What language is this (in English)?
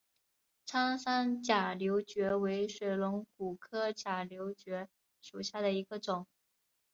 Chinese